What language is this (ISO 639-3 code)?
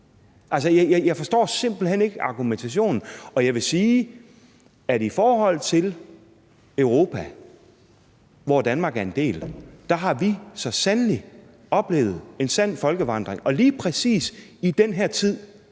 dan